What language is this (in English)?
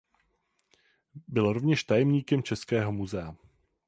Czech